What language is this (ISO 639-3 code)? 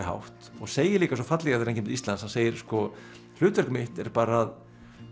isl